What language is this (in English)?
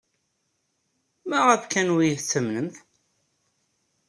Kabyle